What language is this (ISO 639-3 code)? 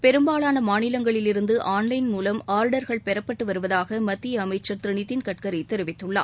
tam